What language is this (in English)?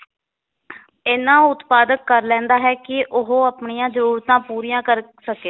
Punjabi